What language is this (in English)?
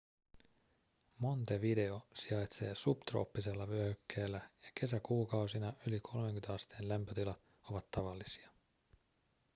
Finnish